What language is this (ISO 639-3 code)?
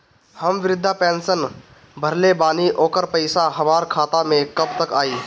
bho